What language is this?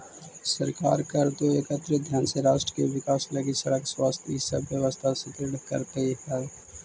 Magahi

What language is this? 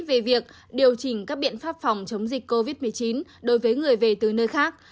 Vietnamese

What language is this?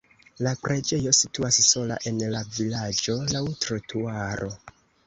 Esperanto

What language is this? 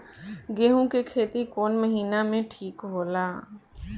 Bhojpuri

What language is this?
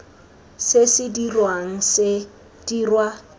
Tswana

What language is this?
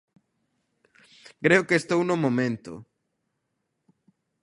Galician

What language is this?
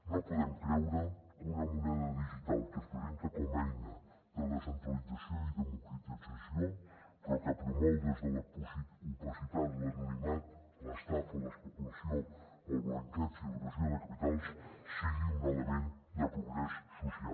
Catalan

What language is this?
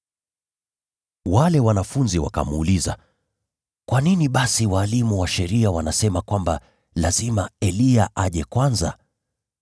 Swahili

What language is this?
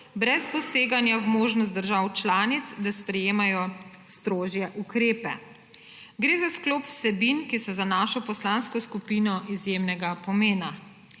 Slovenian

